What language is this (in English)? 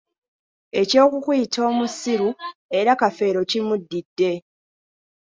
Ganda